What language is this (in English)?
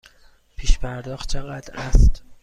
Persian